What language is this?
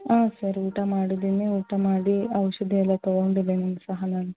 Kannada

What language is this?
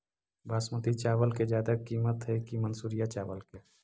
Magahi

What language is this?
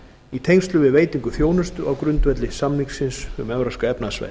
Icelandic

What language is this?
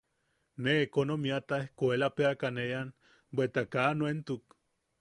Yaqui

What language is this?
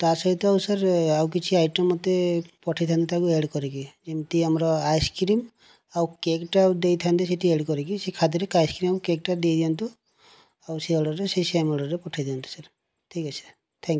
Odia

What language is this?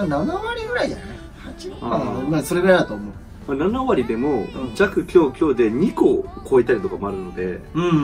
Japanese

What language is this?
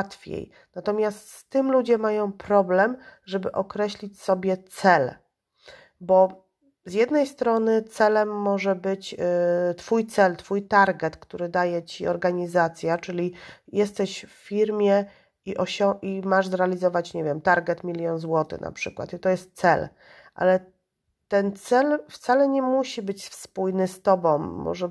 Polish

